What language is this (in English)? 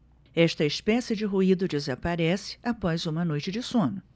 Portuguese